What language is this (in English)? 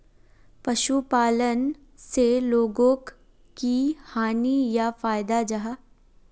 Magahi